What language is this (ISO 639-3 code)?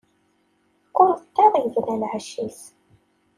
kab